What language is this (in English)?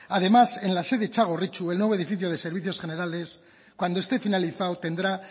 Spanish